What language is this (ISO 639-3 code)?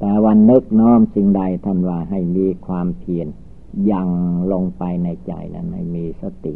tha